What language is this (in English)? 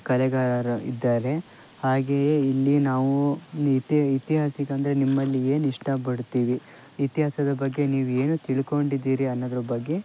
Kannada